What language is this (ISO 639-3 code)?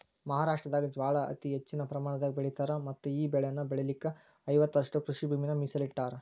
kan